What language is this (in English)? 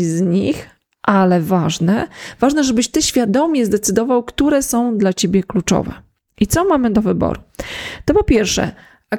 Polish